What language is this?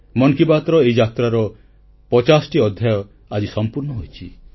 Odia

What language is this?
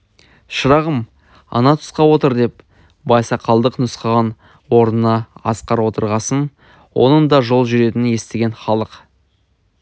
Kazakh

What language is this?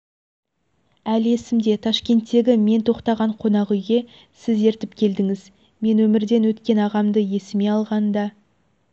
Kazakh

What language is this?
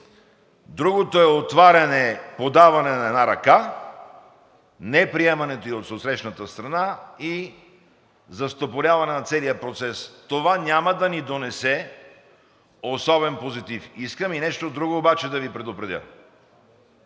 Bulgarian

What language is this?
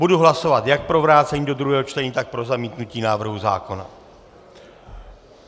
Czech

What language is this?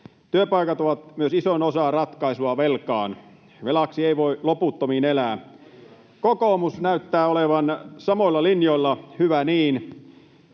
Finnish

